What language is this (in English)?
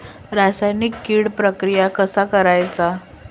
Marathi